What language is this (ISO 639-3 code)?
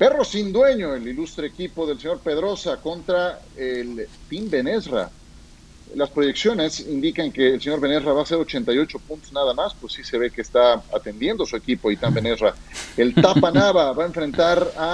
spa